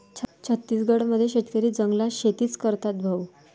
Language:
Marathi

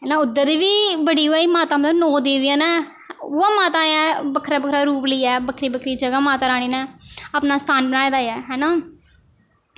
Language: Dogri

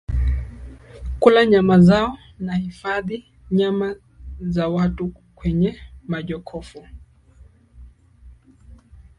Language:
Swahili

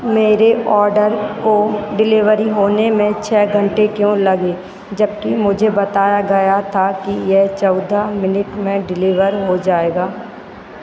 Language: Hindi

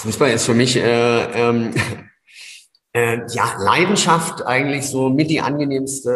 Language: German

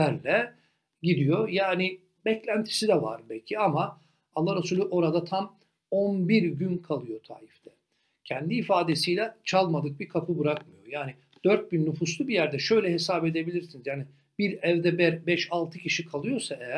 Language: Turkish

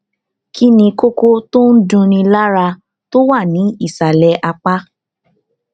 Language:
Yoruba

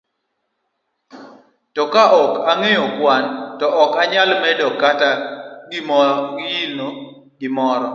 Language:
Luo (Kenya and Tanzania)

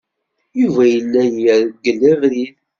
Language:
Kabyle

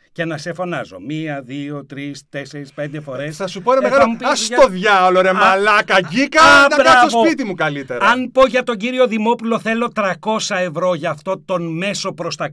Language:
Greek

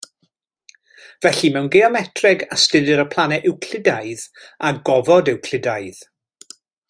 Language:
Welsh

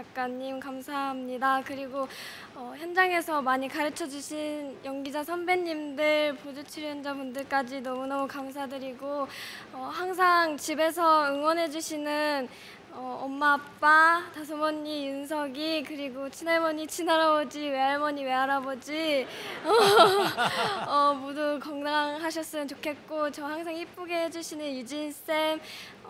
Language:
Korean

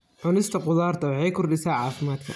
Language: Somali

